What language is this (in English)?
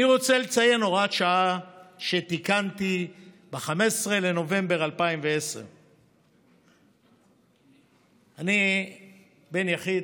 Hebrew